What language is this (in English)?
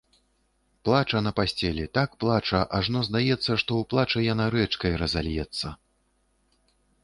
Belarusian